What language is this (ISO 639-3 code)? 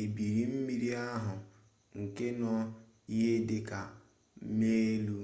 ibo